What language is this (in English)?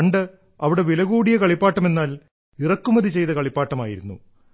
Malayalam